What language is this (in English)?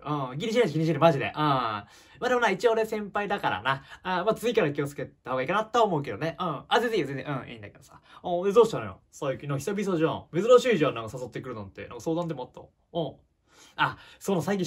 Japanese